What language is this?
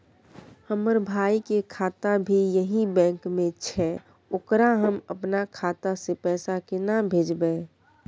Maithili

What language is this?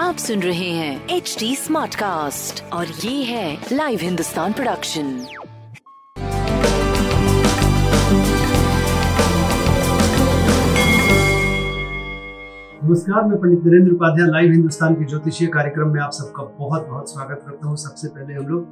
Hindi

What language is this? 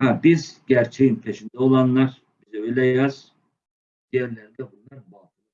Turkish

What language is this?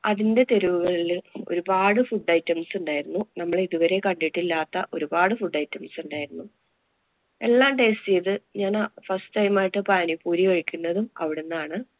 Malayalam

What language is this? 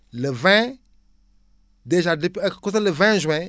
Wolof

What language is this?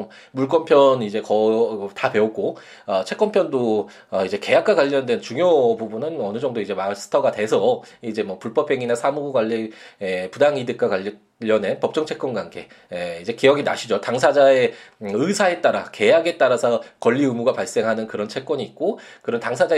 Korean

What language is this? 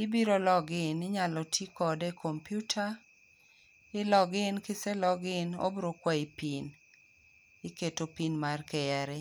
Luo (Kenya and Tanzania)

